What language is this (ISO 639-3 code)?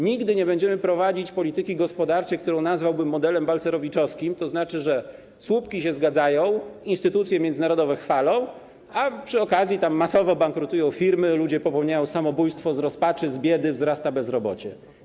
pol